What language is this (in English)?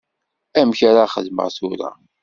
Kabyle